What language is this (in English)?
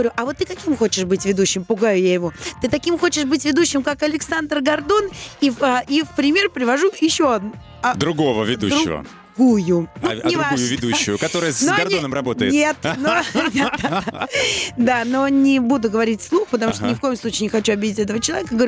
Russian